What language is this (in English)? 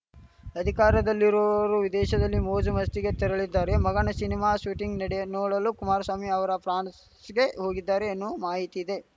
Kannada